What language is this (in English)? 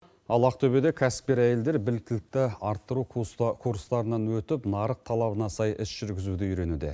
Kazakh